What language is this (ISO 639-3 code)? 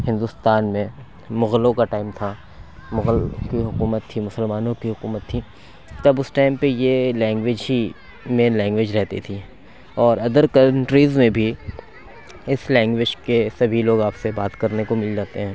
urd